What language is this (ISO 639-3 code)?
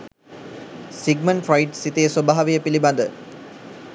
sin